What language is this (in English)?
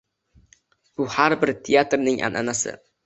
Uzbek